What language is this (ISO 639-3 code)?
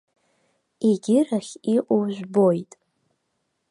abk